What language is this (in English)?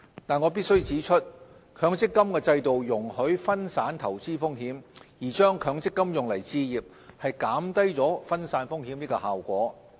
Cantonese